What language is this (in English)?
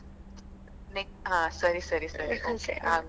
Kannada